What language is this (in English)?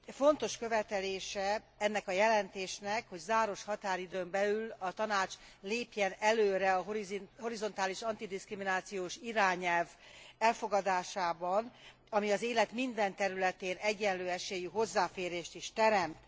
Hungarian